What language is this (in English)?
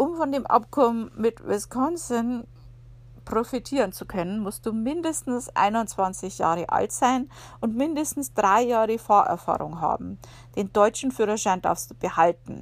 German